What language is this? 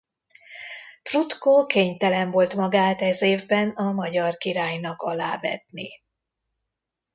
Hungarian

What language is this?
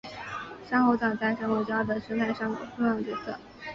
Chinese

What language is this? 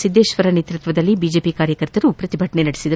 Kannada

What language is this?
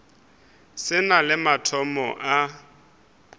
Northern Sotho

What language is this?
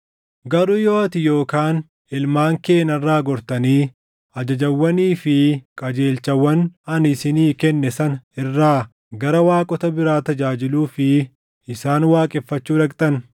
Oromo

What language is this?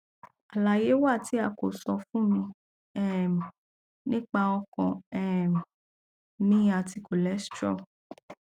Yoruba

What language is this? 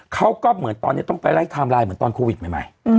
Thai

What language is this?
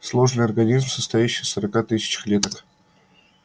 Russian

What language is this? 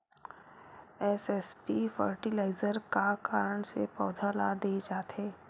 Chhattisgarhi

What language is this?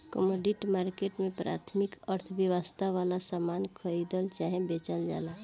Bhojpuri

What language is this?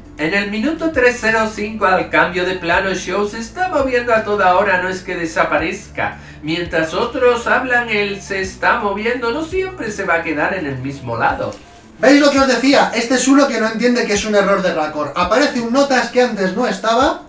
Spanish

